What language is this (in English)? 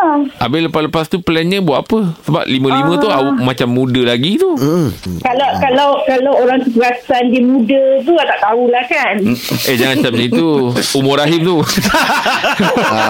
Malay